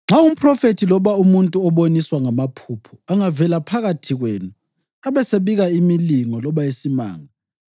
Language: North Ndebele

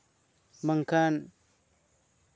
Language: Santali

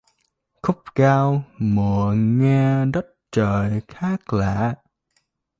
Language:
Vietnamese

